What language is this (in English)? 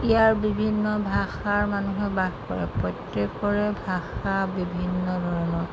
Assamese